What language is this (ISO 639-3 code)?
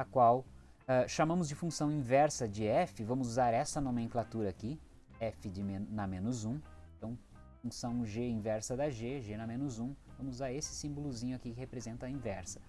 por